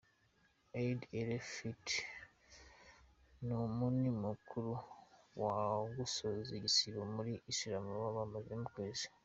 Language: Kinyarwanda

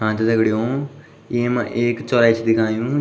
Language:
Garhwali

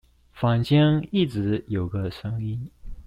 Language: Chinese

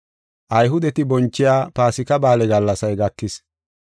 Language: Gofa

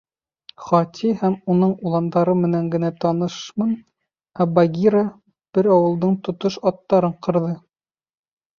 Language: Bashkir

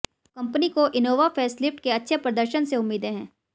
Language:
Hindi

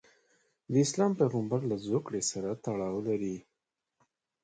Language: Pashto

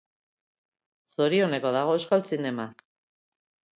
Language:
Basque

